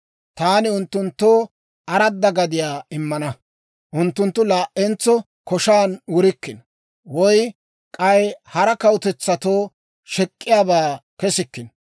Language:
Dawro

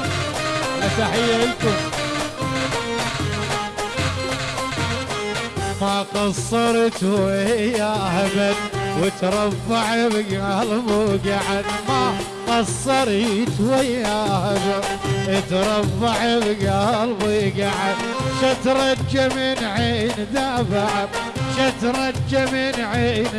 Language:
Arabic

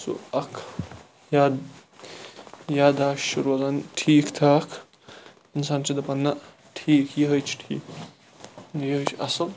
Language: Kashmiri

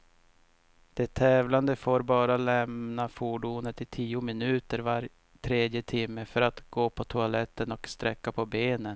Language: Swedish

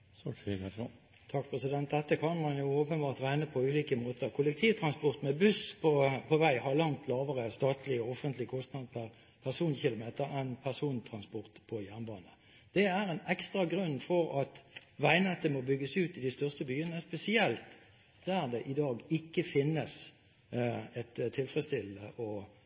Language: Norwegian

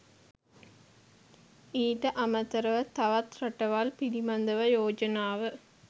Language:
Sinhala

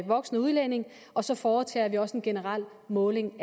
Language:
Danish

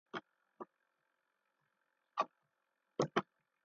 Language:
Kohistani Shina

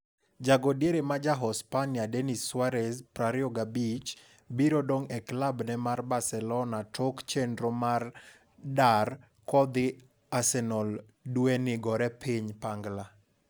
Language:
Luo (Kenya and Tanzania)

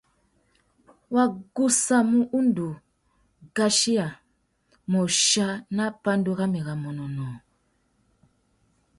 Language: Tuki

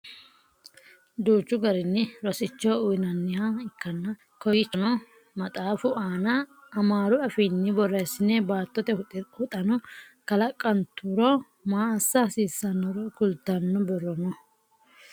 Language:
Sidamo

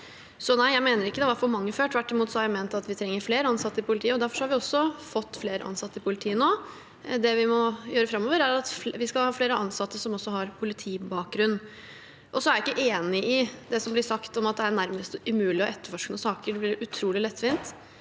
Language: Norwegian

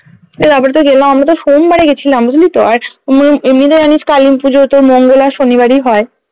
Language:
Bangla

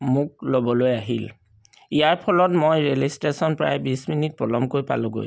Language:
Assamese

